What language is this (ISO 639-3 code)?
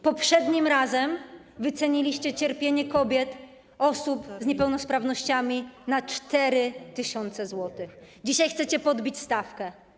pol